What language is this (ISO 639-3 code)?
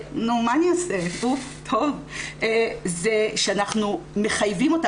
heb